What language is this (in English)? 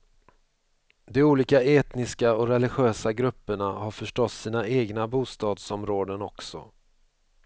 Swedish